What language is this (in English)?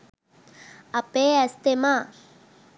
Sinhala